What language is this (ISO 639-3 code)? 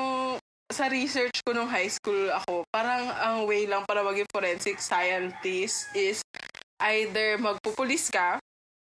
fil